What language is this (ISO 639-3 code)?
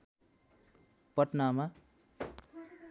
nep